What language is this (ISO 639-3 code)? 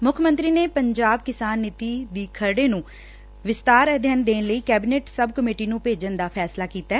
pan